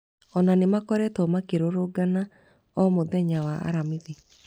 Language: Kikuyu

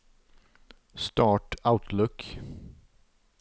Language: Norwegian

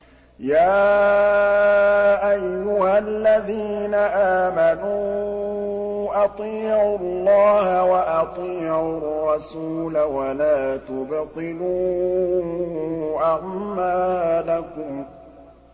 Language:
Arabic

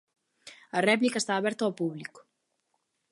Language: Galician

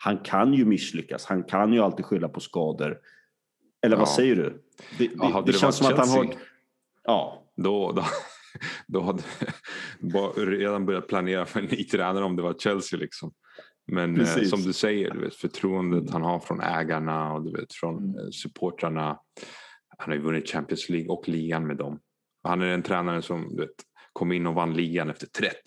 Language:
Swedish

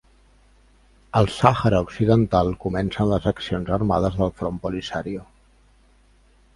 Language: Catalan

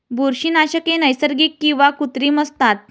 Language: Marathi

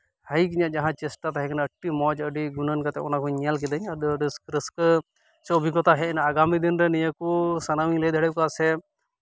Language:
Santali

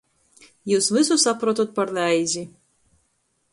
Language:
Latgalian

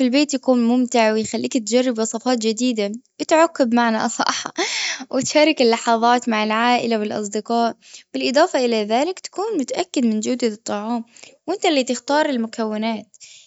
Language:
Gulf Arabic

